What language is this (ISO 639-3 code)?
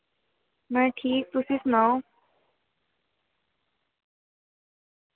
doi